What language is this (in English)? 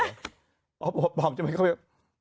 Thai